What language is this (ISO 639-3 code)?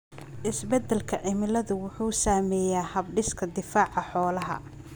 som